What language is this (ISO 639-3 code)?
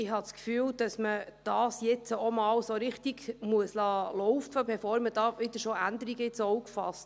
gsw